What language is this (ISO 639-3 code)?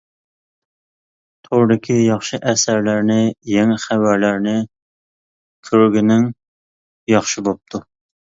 uig